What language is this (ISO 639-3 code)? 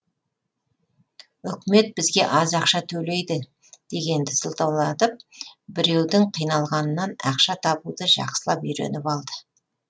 kaz